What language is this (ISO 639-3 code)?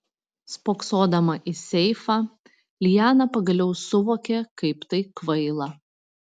lit